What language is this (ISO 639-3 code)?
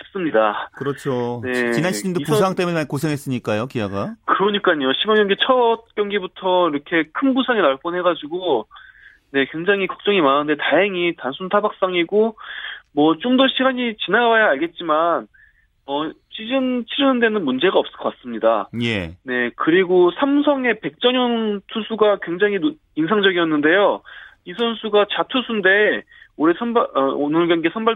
kor